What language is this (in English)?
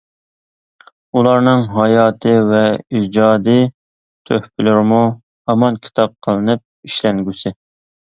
Uyghur